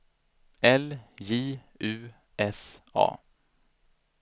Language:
Swedish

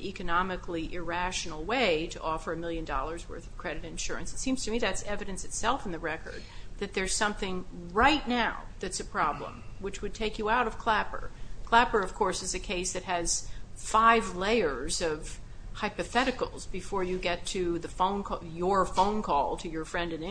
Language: English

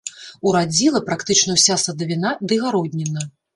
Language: Belarusian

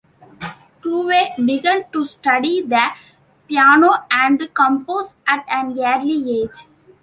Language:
English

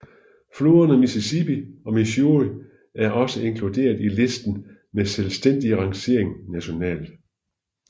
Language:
Danish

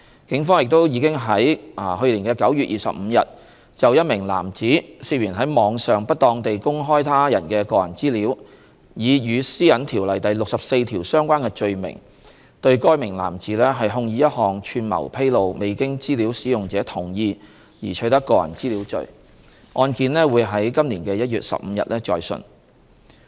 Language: Cantonese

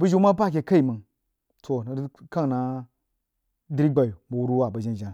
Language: Jiba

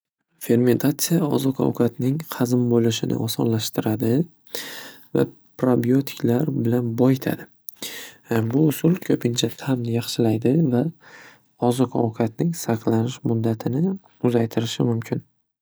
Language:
Uzbek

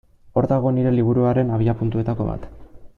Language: Basque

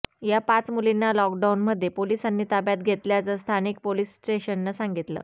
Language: Marathi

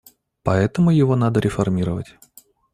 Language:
Russian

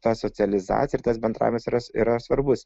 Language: Lithuanian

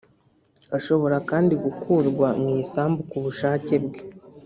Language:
Kinyarwanda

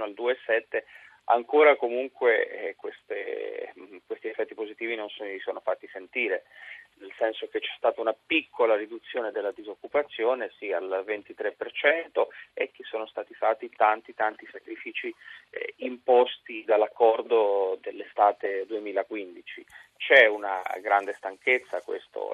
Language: Italian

